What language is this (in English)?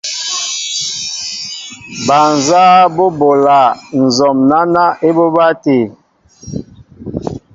Mbo (Cameroon)